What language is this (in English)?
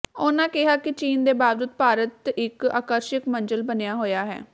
Punjabi